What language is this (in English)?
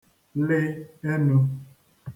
Igbo